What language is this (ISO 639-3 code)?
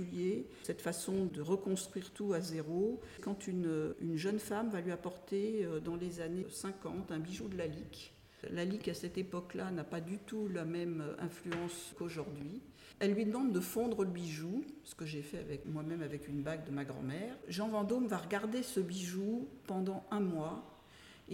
fra